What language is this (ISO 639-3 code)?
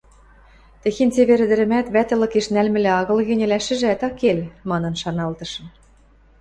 mrj